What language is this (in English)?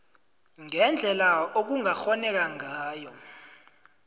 South Ndebele